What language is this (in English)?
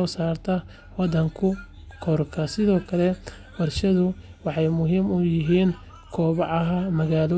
Somali